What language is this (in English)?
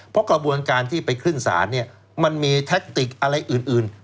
Thai